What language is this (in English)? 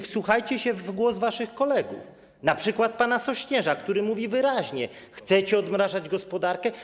Polish